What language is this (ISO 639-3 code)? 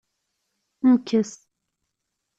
kab